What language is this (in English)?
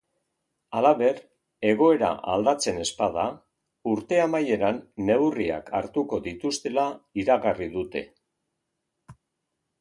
Basque